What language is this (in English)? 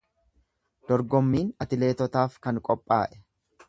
Oromo